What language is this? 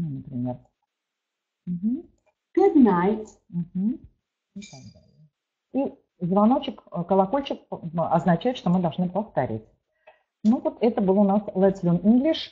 Russian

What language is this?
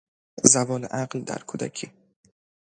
Persian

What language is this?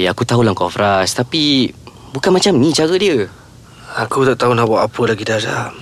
Malay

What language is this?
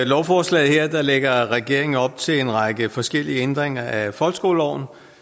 Danish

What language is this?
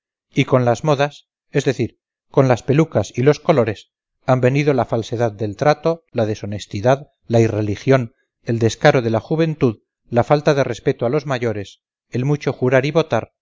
Spanish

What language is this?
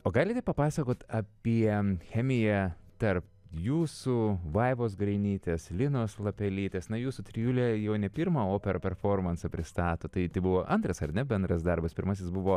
Lithuanian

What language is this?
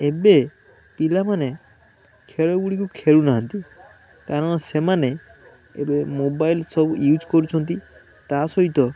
Odia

